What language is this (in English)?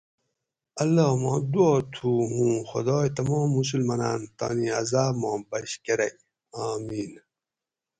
Gawri